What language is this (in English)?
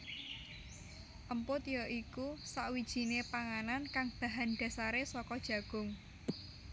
Javanese